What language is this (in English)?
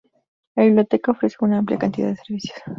Spanish